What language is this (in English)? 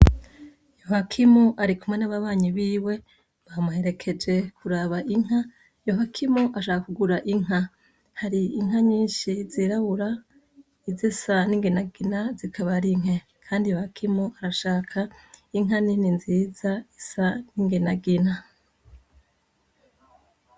Rundi